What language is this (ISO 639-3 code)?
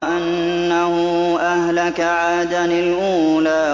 ara